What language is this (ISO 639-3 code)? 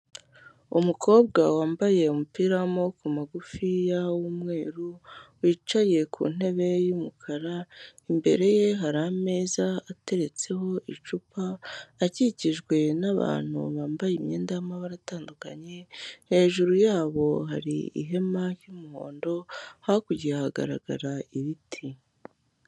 kin